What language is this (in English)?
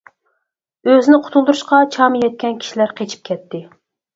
Uyghur